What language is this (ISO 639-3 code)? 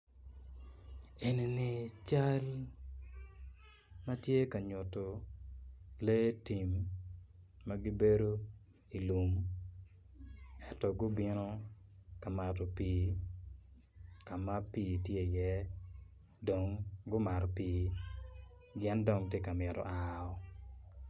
ach